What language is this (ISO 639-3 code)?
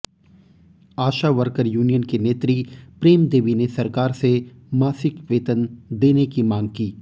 hin